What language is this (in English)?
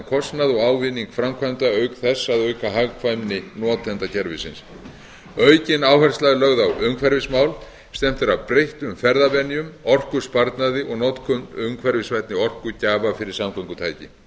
Icelandic